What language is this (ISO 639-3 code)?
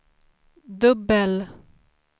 swe